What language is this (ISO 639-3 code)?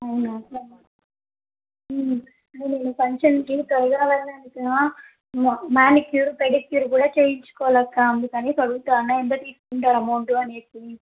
tel